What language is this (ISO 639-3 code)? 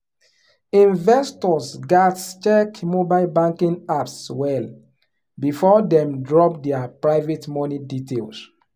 pcm